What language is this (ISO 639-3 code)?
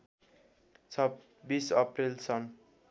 nep